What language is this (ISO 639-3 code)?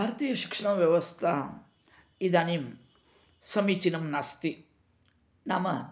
san